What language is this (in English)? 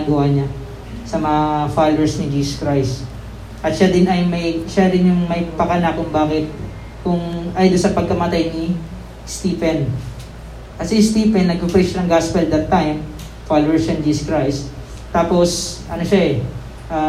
Filipino